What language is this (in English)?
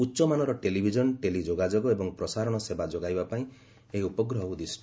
Odia